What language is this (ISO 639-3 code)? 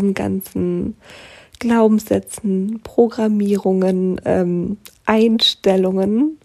deu